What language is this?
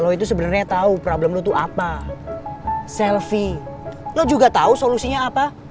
Indonesian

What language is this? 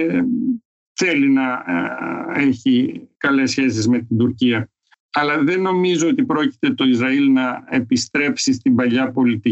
Greek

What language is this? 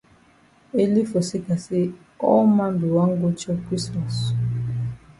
Cameroon Pidgin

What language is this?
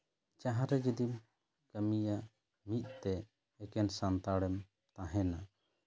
Santali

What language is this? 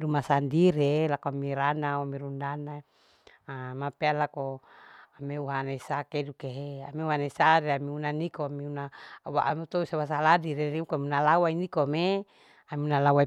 Larike-Wakasihu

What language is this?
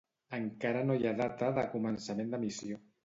Catalan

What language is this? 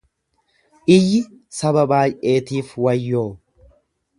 Oromo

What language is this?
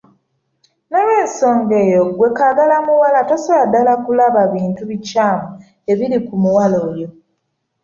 Ganda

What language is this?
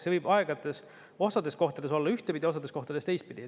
Estonian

